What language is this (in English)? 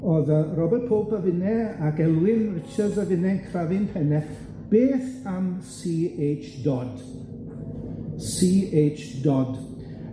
Welsh